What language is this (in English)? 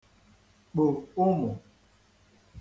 Igbo